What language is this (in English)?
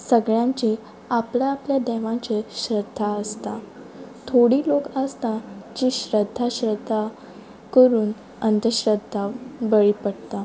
Konkani